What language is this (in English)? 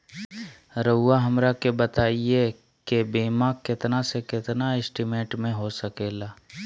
Magahi